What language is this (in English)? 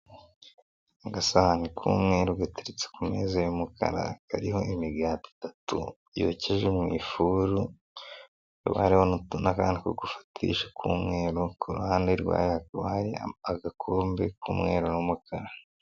Kinyarwanda